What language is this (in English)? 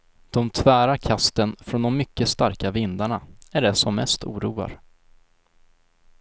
Swedish